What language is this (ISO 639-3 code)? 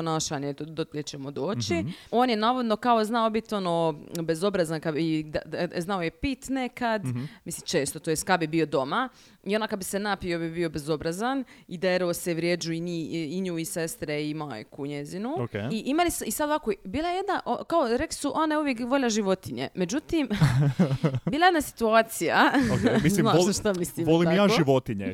hrv